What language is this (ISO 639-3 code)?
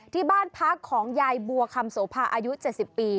tha